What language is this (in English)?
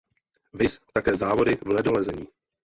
Czech